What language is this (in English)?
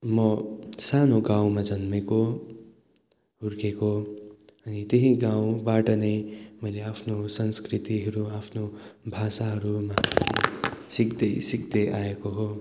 Nepali